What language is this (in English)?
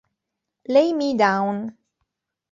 Italian